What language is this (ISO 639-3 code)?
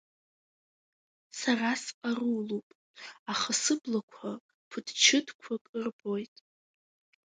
abk